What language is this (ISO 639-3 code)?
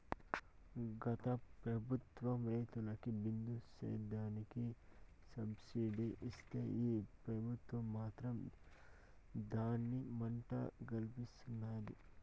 tel